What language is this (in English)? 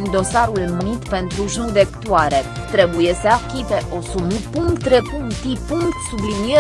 Romanian